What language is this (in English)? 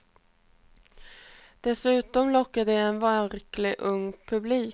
Swedish